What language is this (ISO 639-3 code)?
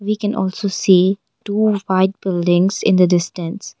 eng